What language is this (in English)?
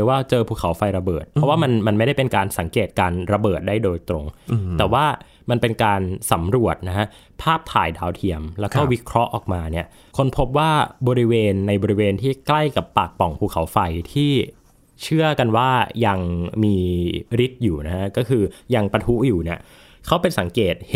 Thai